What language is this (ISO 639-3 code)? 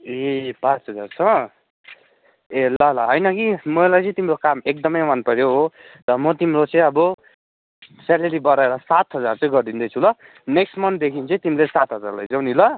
nep